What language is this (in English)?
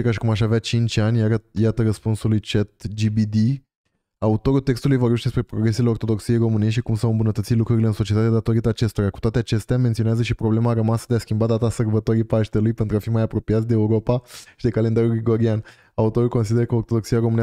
Romanian